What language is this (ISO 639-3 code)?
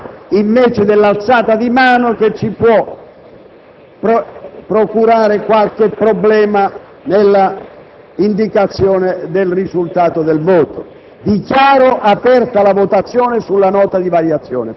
ita